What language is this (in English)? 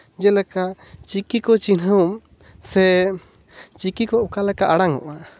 Santali